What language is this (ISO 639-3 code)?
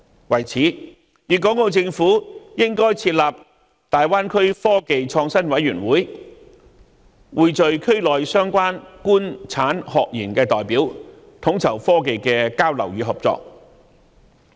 yue